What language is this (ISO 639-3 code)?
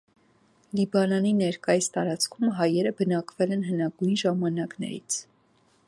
hye